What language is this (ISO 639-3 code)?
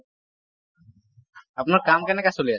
asm